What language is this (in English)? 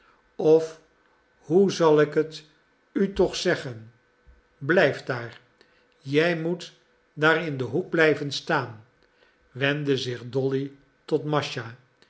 Dutch